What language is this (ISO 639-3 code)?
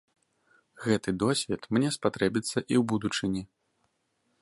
bel